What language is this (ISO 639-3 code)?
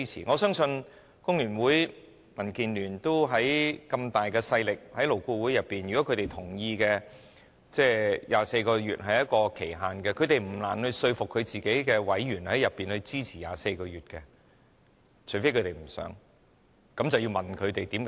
yue